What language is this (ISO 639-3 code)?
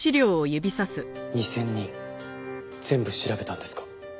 jpn